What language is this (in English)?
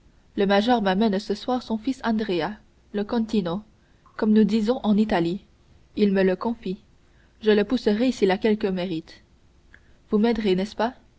French